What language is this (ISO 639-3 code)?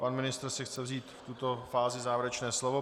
ces